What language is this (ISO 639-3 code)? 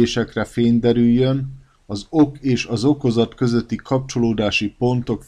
hun